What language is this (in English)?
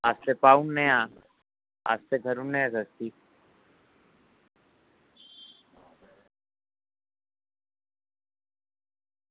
Dogri